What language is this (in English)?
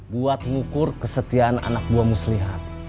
Indonesian